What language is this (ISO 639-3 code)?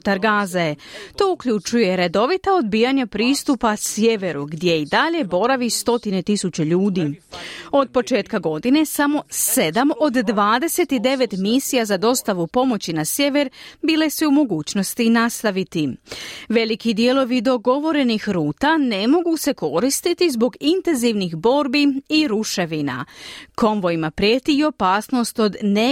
hrv